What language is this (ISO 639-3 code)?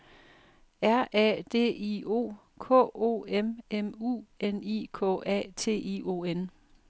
dan